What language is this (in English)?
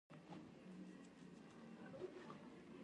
Pashto